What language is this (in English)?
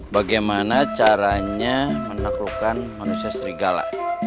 Indonesian